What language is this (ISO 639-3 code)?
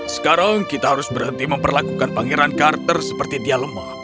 ind